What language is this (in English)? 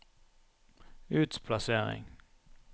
Norwegian